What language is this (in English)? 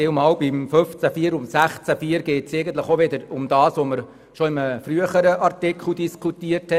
Swiss German